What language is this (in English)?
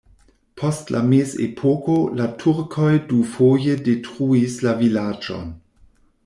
Esperanto